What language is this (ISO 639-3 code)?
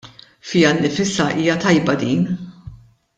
mlt